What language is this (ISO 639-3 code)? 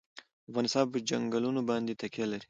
pus